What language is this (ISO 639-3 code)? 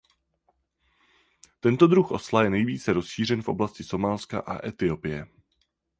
ces